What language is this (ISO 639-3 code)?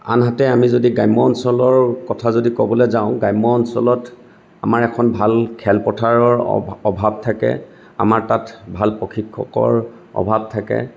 asm